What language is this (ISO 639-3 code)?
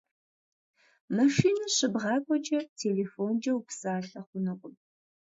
kbd